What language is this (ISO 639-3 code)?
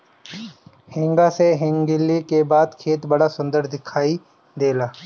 bho